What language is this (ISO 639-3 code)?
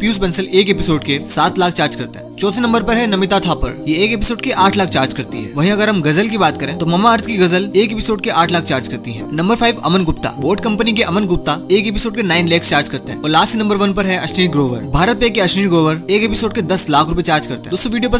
hin